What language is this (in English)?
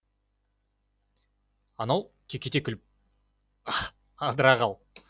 Kazakh